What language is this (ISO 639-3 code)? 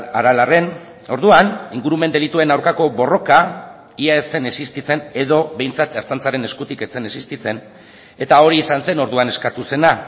eus